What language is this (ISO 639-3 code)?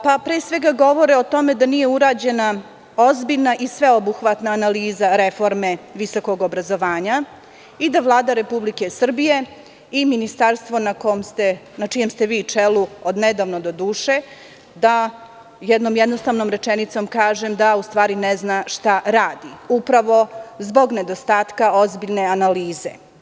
srp